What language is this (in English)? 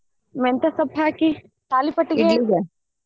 Kannada